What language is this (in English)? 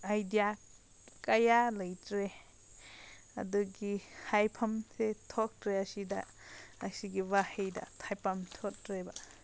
Manipuri